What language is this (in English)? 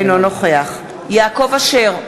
Hebrew